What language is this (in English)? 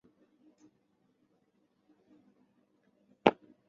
Chinese